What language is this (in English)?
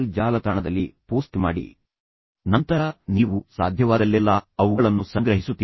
Kannada